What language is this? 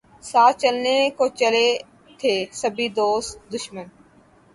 Urdu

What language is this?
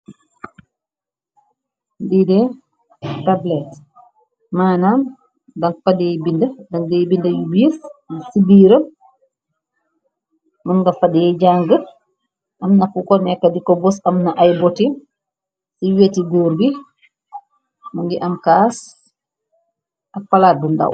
Wolof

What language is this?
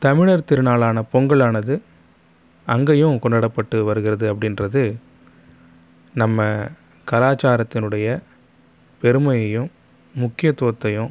Tamil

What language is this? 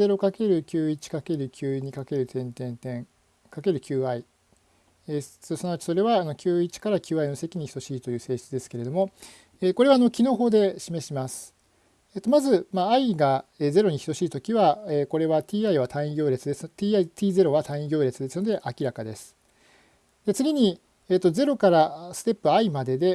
Japanese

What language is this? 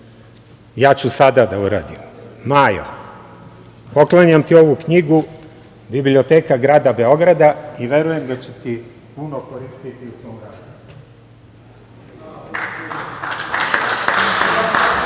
Serbian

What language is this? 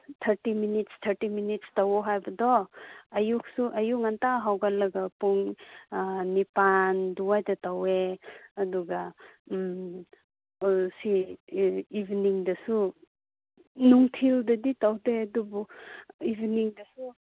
Manipuri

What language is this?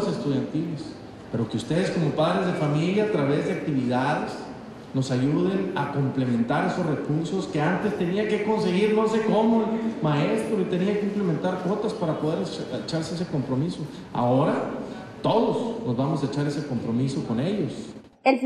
Spanish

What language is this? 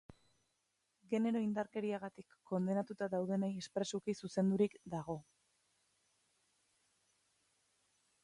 Basque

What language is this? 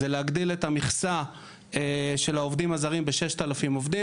Hebrew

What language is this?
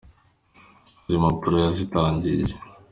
Kinyarwanda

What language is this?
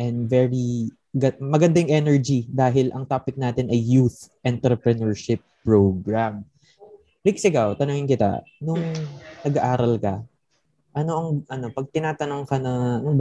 Filipino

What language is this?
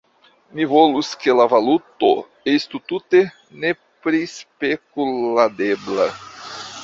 Esperanto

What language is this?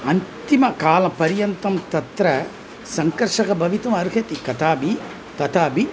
Sanskrit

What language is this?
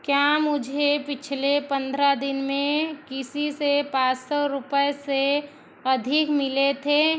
Hindi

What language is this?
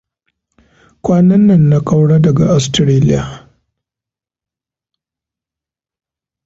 Hausa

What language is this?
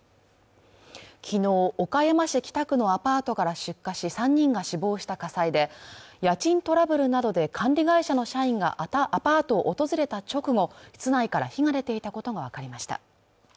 Japanese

